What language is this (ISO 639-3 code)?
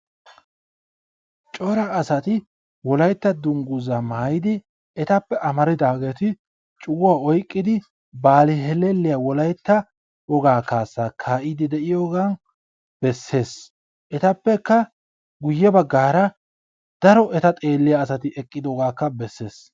wal